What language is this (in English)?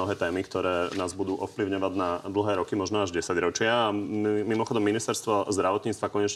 Slovak